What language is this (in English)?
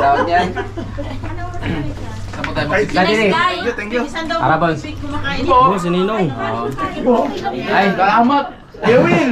Indonesian